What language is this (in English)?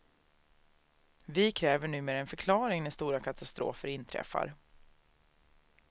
Swedish